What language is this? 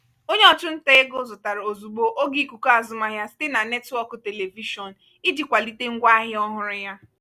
Igbo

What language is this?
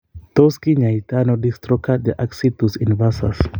Kalenjin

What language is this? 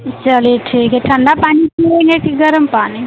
Hindi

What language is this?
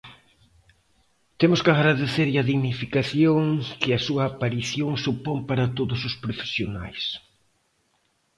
Galician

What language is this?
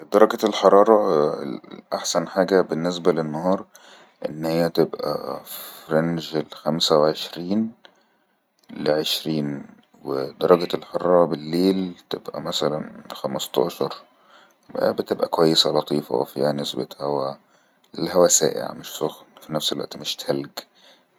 Egyptian Arabic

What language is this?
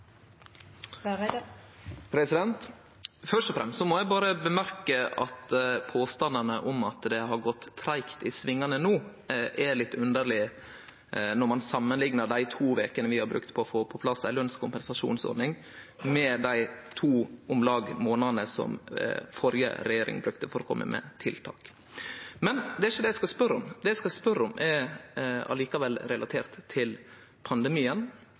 Norwegian Nynorsk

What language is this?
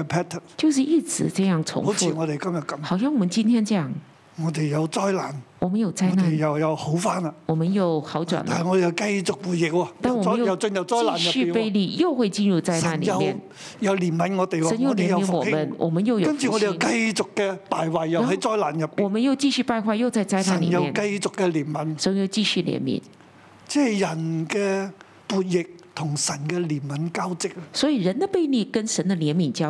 Chinese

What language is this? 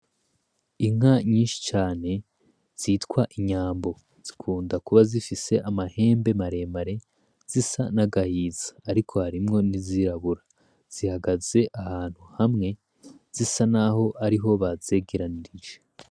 Rundi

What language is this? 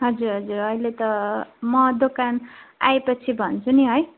Nepali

